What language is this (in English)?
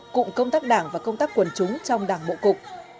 Vietnamese